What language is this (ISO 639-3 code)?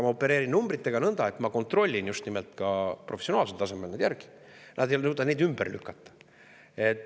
est